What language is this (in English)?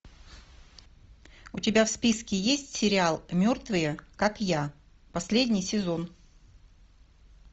Russian